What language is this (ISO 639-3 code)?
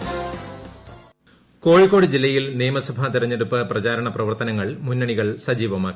mal